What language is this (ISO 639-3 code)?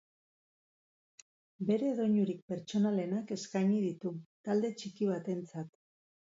eus